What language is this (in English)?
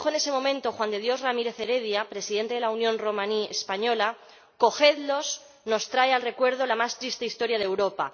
Spanish